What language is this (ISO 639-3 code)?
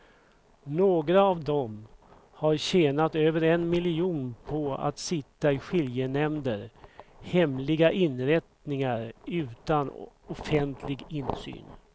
swe